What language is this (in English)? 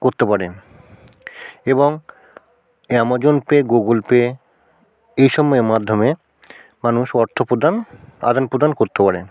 Bangla